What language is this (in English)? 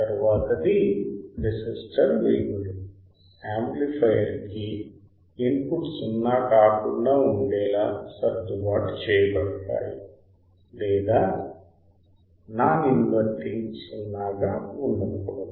Telugu